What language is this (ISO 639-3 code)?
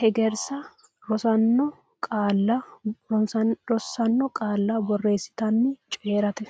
sid